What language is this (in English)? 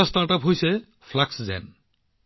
Assamese